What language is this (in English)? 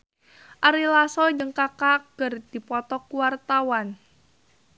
Sundanese